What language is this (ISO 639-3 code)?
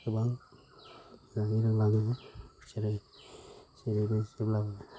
brx